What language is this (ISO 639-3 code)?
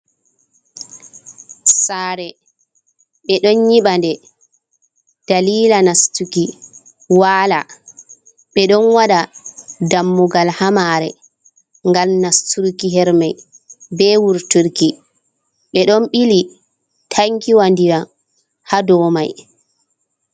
ful